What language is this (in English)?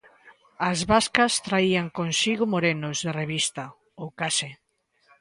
Galician